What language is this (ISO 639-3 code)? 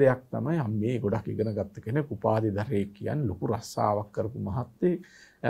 tur